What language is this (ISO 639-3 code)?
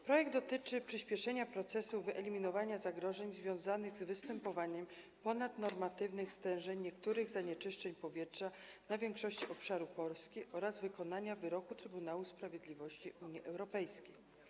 pol